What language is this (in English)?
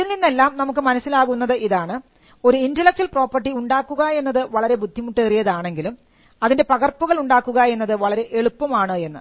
Malayalam